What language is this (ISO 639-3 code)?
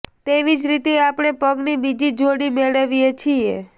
guj